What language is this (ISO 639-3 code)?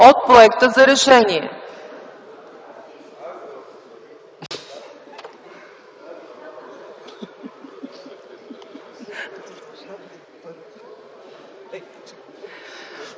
bul